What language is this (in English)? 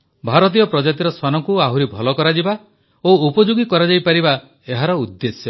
Odia